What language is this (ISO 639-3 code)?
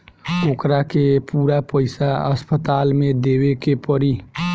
bho